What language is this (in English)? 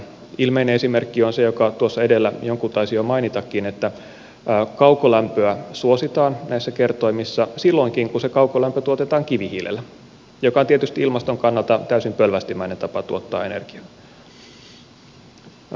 Finnish